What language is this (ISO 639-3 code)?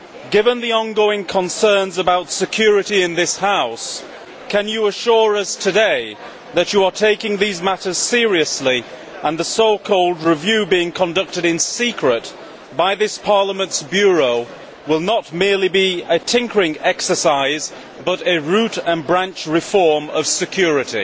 eng